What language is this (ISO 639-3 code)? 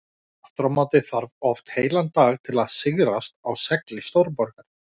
isl